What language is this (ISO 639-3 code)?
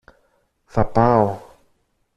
ell